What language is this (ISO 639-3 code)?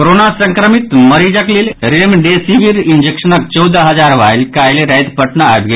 mai